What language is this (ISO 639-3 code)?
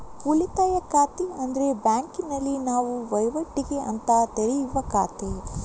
kan